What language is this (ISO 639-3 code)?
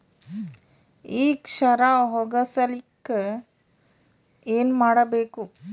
kan